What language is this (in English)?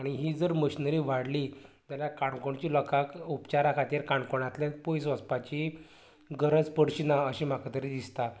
Konkani